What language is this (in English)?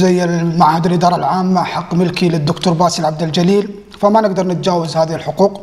Arabic